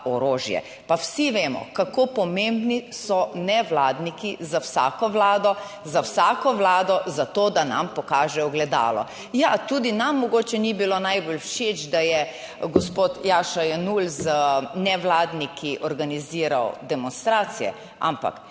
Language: Slovenian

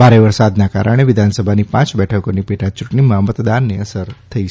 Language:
Gujarati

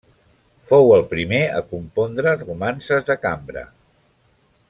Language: Catalan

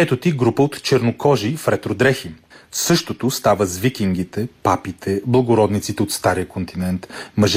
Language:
Bulgarian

